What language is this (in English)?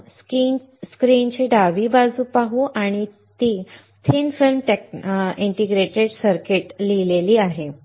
Marathi